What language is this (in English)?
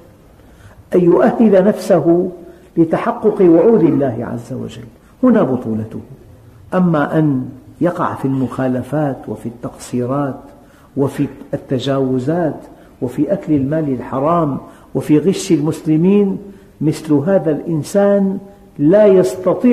Arabic